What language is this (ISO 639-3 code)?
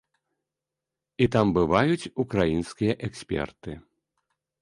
bel